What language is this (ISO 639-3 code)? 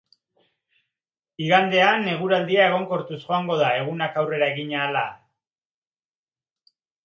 eus